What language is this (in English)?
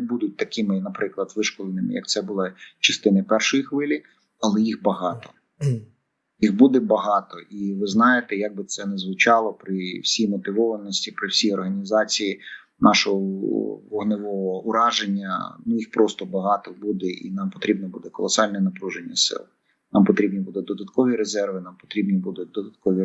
Ukrainian